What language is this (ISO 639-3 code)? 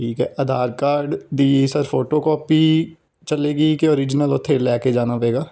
pan